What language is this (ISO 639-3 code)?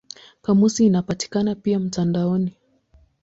swa